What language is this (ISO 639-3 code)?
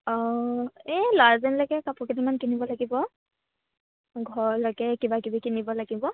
asm